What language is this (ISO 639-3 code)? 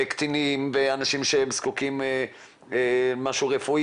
heb